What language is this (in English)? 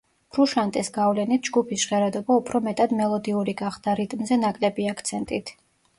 Georgian